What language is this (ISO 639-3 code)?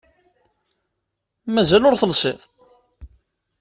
kab